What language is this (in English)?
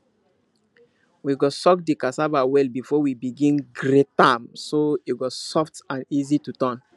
Nigerian Pidgin